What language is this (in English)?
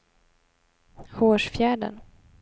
Swedish